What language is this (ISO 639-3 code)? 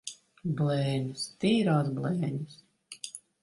lav